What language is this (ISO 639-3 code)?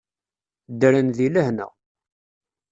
kab